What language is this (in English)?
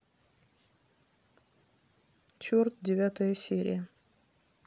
Russian